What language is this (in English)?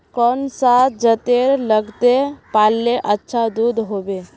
Magahi